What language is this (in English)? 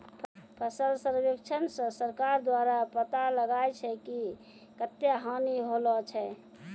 Maithili